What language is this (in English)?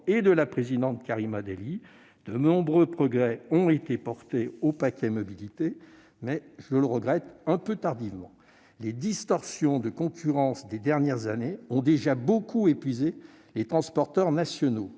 French